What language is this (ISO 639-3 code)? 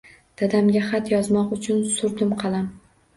uzb